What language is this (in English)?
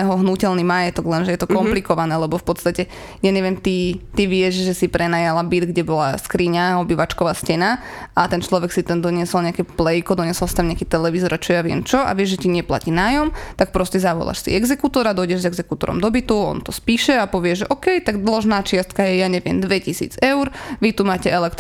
Slovak